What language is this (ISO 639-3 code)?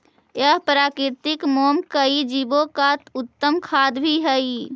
mag